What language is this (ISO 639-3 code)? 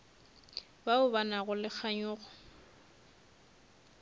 nso